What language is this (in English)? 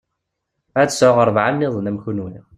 Kabyle